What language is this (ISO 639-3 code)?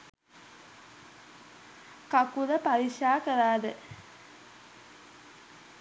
sin